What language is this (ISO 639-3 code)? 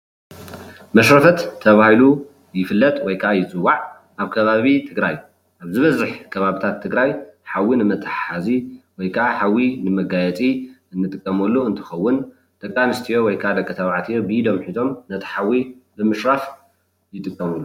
tir